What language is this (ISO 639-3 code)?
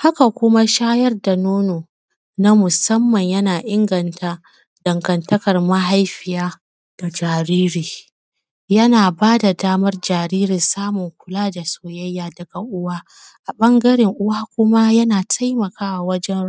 hau